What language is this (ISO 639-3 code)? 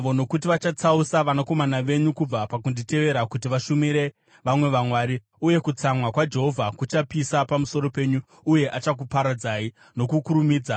sna